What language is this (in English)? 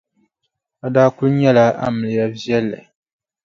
Dagbani